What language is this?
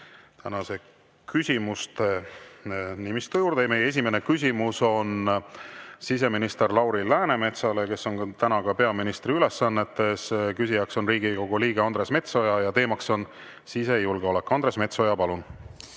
Estonian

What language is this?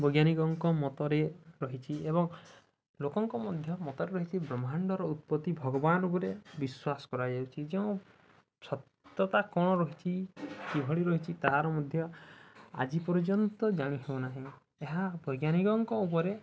Odia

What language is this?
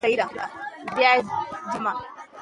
Pashto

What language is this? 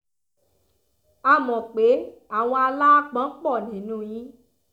Yoruba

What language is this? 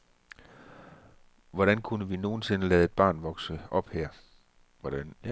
Danish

